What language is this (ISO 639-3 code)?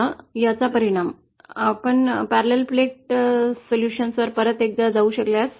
mar